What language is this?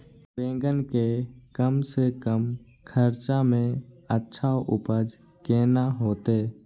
Maithili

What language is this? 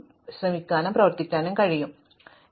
Malayalam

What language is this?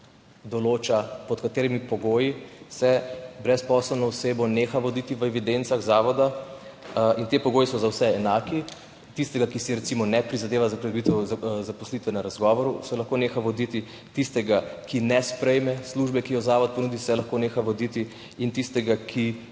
Slovenian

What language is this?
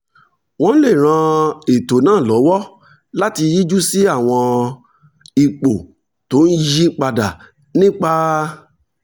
Yoruba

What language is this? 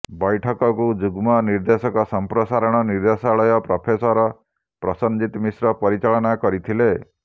Odia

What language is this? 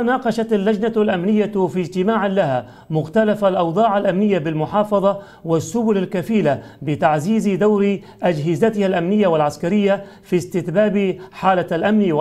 Arabic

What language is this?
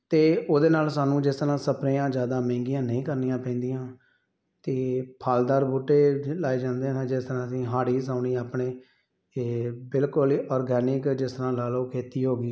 Punjabi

